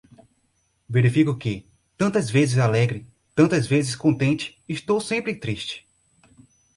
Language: Portuguese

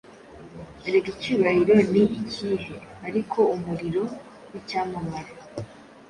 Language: Kinyarwanda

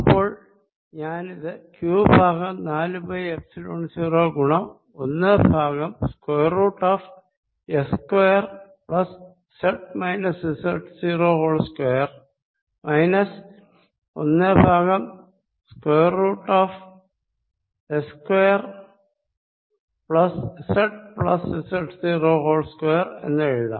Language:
Malayalam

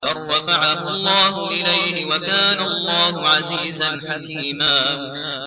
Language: Arabic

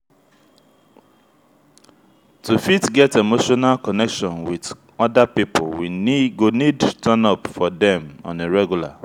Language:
Nigerian Pidgin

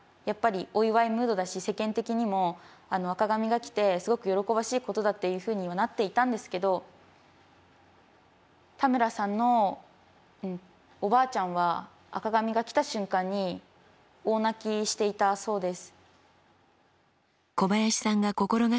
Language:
Japanese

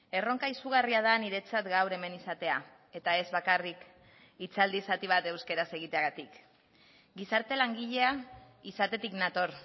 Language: Basque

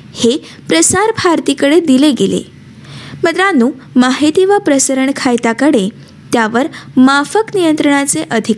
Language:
Marathi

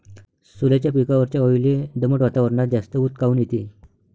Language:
Marathi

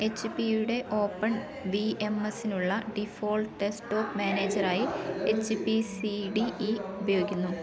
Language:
Malayalam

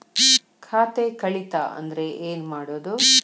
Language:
Kannada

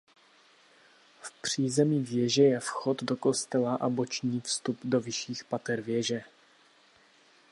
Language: Czech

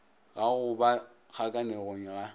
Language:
Northern Sotho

